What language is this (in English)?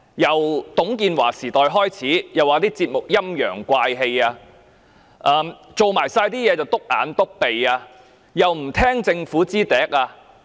Cantonese